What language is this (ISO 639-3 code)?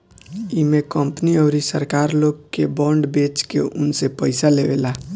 bho